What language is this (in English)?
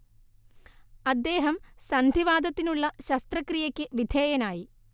Malayalam